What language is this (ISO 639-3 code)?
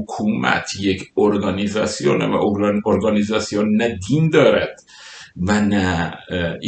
fas